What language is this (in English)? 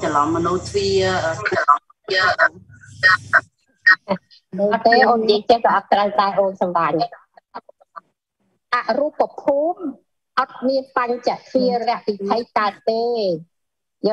Vietnamese